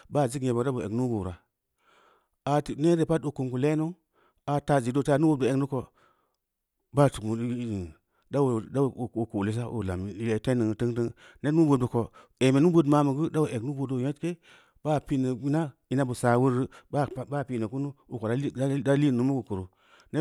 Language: Samba Leko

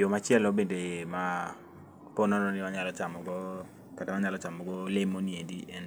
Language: Luo (Kenya and Tanzania)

